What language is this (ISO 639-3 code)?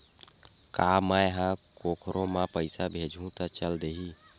hne